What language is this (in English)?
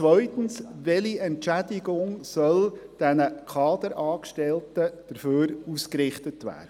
Swiss German